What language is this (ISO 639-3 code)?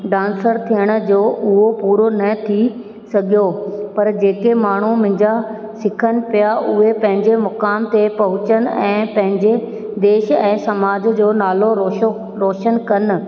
snd